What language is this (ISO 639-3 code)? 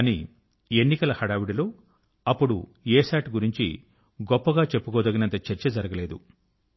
tel